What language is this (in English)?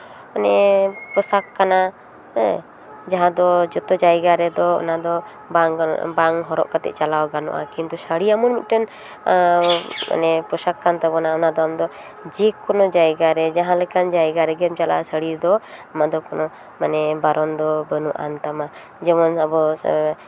Santali